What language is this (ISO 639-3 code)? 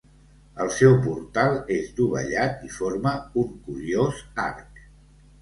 cat